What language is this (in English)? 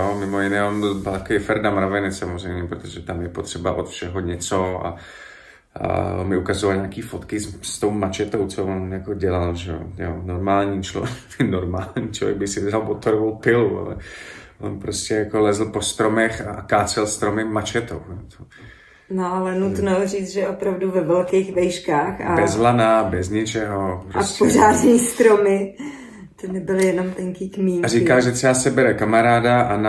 Czech